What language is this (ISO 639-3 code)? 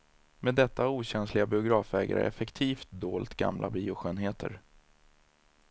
swe